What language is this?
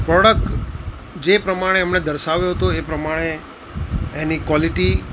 Gujarati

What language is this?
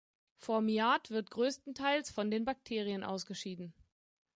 German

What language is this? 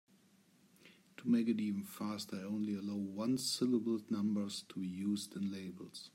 English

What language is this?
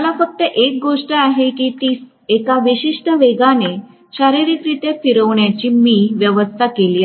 Marathi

